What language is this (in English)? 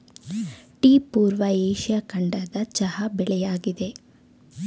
Kannada